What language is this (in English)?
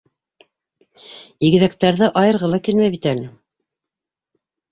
Bashkir